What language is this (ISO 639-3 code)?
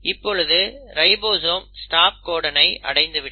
tam